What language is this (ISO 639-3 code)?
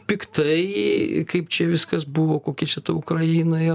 lit